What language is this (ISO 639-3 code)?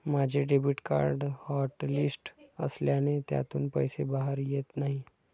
mar